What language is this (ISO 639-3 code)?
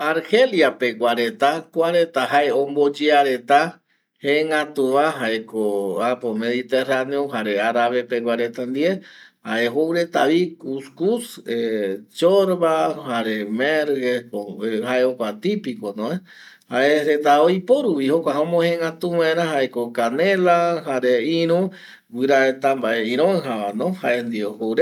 gui